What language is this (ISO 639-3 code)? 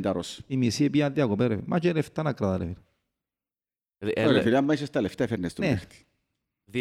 ell